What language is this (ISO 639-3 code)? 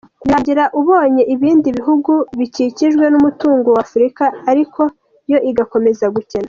kin